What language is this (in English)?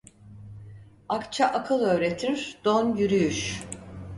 Turkish